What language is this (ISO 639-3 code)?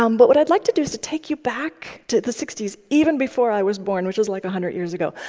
eng